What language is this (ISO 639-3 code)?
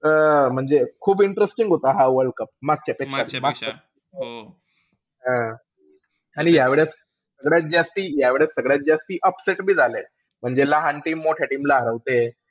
mar